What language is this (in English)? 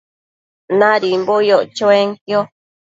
Matsés